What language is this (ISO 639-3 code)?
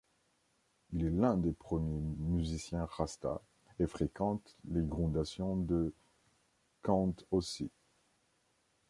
fra